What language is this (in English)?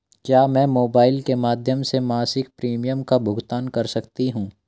Hindi